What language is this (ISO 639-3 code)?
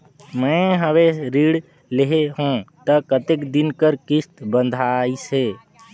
hne